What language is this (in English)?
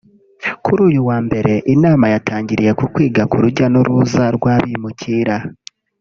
Kinyarwanda